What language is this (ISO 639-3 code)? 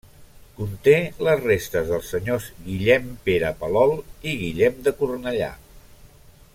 cat